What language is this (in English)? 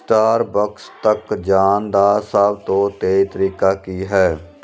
Punjabi